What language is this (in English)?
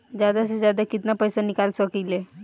Bhojpuri